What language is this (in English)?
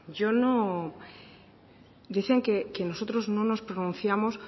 Spanish